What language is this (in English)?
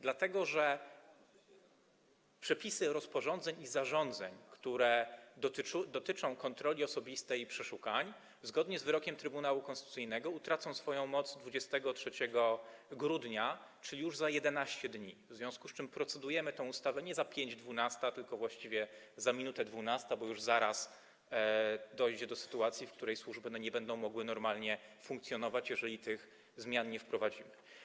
Polish